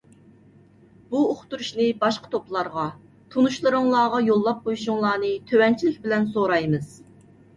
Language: Uyghur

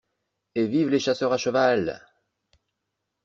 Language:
French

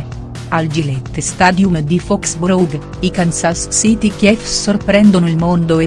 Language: Italian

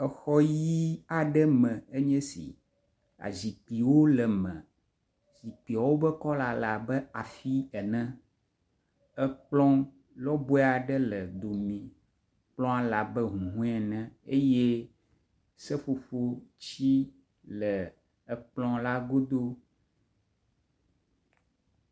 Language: Ewe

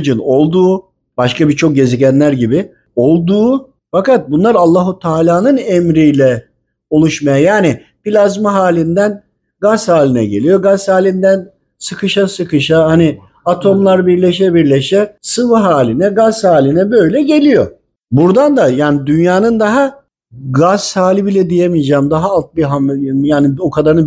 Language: Turkish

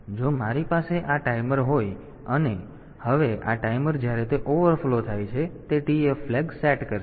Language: Gujarati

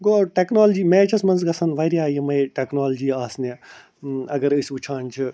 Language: Kashmiri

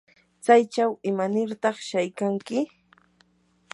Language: Yanahuanca Pasco Quechua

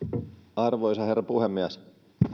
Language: Finnish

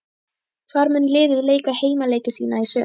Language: Icelandic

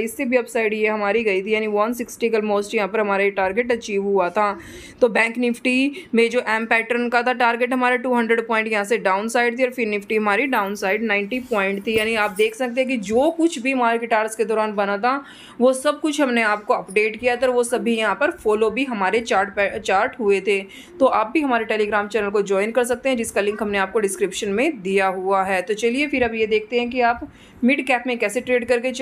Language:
Hindi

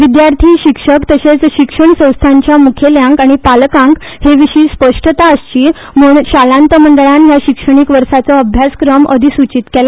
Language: Konkani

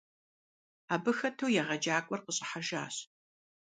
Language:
Kabardian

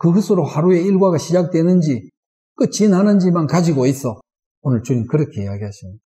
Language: Korean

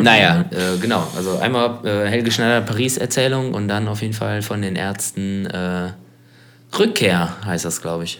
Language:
German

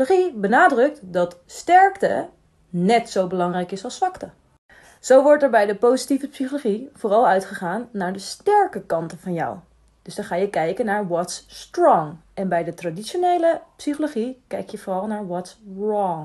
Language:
Dutch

